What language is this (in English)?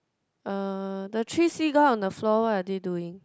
English